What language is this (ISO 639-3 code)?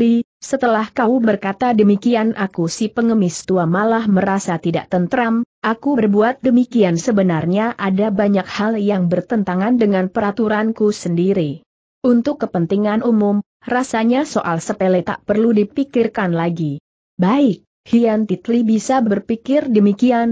ind